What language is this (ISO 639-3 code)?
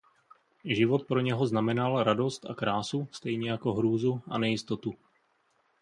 ces